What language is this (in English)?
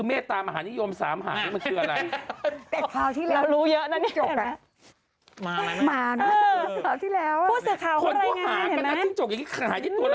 Thai